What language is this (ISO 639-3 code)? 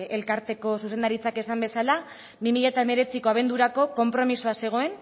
eus